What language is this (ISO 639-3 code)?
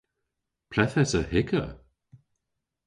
cor